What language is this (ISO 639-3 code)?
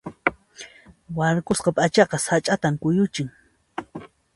qxp